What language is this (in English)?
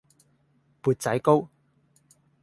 Cantonese